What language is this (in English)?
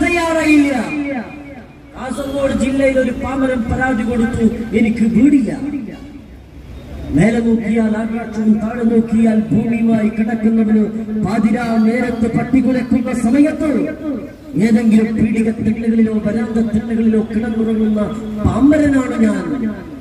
Arabic